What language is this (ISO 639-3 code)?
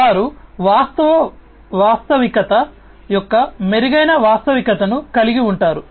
tel